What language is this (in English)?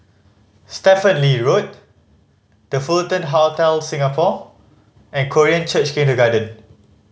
English